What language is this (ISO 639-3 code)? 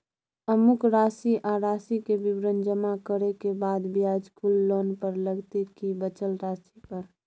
mai